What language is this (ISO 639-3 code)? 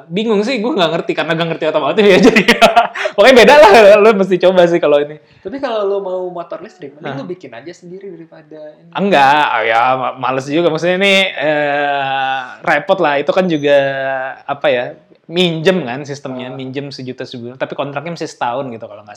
ind